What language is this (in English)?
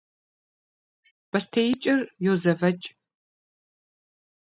Kabardian